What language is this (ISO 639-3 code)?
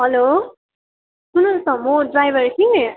nep